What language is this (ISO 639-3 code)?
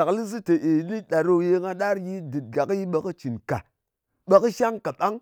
anc